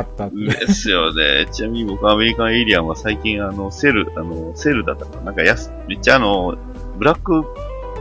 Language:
Japanese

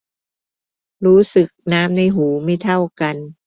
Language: Thai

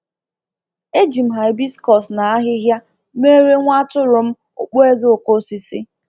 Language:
Igbo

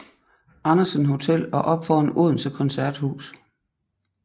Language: Danish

